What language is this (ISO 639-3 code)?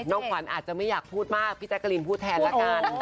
tha